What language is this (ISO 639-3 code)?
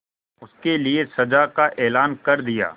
hin